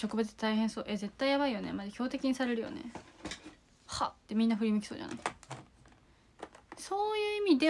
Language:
Japanese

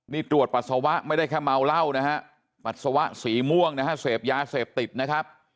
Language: Thai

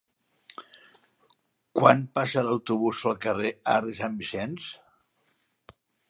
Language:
Catalan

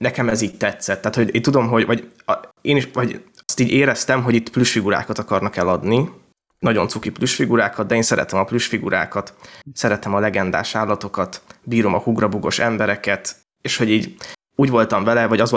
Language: Hungarian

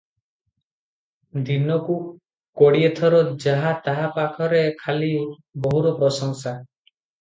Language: Odia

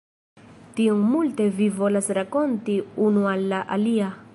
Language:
Esperanto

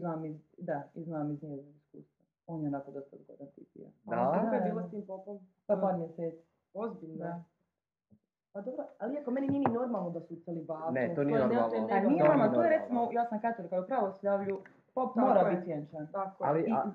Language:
Croatian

